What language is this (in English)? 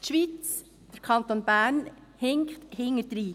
Swiss German